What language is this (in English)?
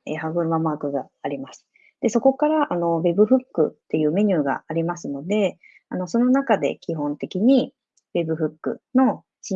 Japanese